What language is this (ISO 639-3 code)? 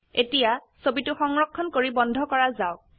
asm